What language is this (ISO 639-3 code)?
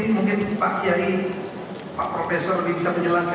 ind